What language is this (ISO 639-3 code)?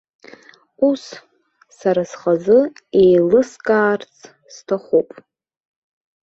abk